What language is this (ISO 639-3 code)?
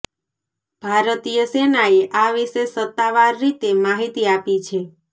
guj